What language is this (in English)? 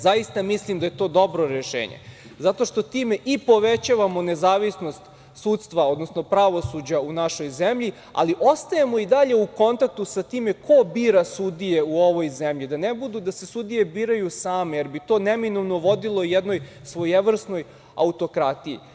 Serbian